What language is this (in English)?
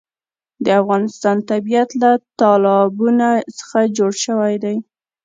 Pashto